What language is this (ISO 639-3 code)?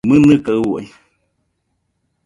hux